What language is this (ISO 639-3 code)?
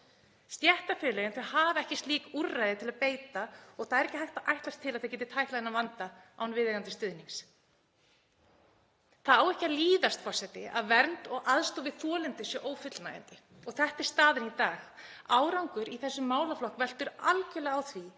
isl